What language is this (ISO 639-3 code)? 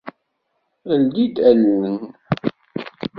kab